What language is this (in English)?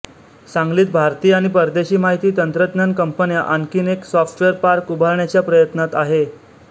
Marathi